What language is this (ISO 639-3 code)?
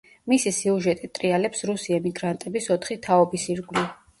kat